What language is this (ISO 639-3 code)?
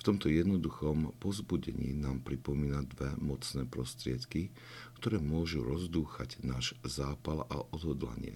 slk